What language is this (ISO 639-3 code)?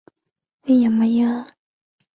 zho